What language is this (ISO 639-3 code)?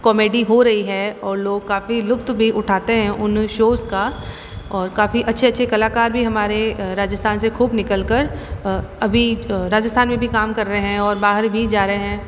hin